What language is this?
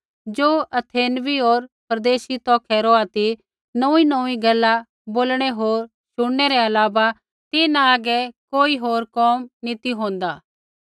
Kullu Pahari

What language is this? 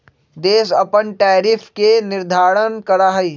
Magahi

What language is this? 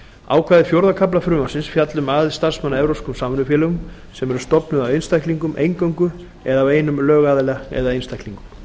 Icelandic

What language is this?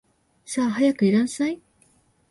Japanese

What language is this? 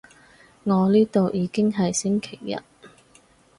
Cantonese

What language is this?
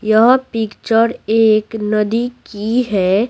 Hindi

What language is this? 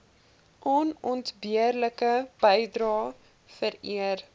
Afrikaans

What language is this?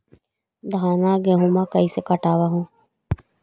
Magahi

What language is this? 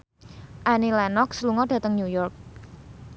Javanese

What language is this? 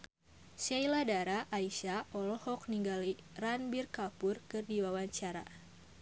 Sundanese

